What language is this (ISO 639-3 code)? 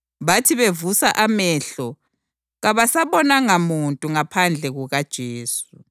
nde